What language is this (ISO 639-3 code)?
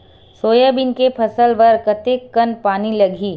hne